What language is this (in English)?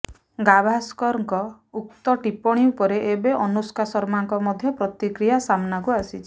Odia